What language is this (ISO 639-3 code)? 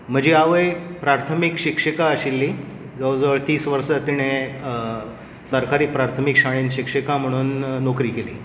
kok